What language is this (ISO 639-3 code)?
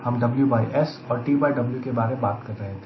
hin